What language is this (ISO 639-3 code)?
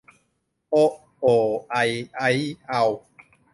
tha